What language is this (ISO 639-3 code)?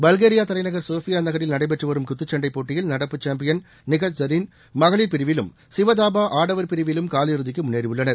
tam